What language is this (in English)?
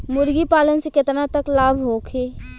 Bhojpuri